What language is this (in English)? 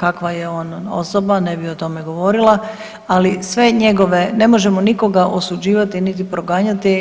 Croatian